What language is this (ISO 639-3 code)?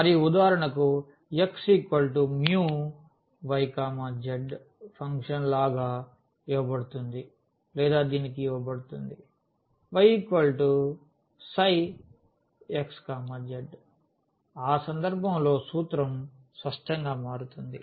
tel